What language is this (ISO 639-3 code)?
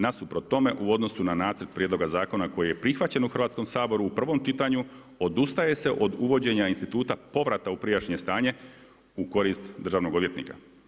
hrv